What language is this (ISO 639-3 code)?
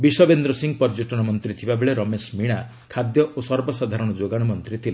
ori